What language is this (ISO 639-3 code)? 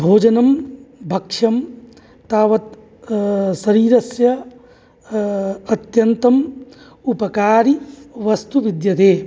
san